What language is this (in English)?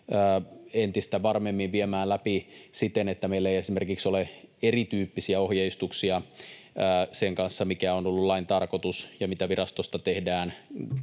Finnish